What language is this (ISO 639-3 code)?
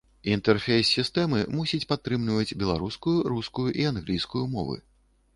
bel